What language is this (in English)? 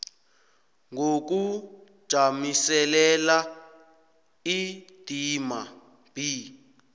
South Ndebele